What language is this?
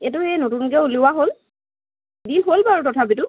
Assamese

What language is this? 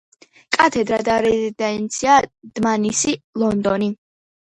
Georgian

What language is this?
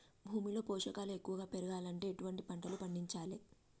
Telugu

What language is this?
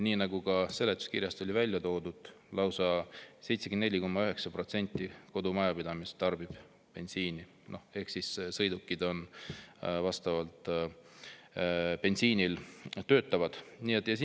Estonian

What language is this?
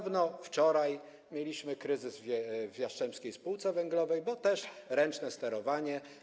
Polish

